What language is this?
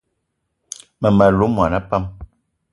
Eton (Cameroon)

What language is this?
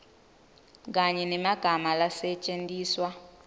Swati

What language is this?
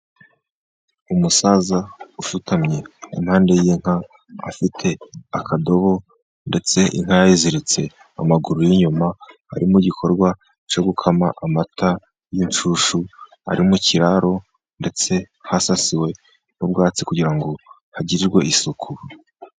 Kinyarwanda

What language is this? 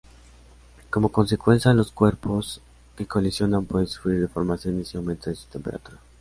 Spanish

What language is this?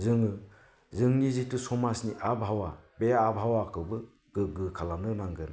Bodo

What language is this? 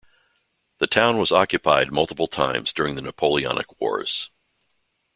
English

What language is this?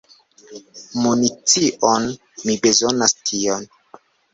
Esperanto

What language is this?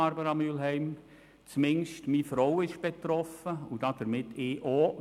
Swiss German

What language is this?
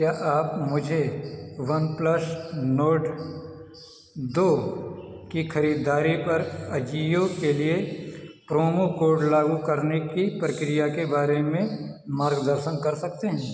Hindi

